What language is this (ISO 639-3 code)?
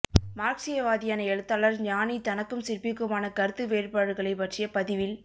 tam